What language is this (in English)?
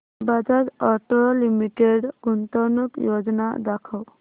Marathi